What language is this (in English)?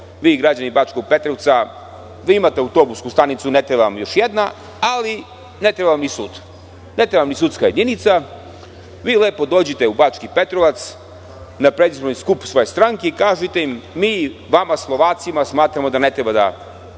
Serbian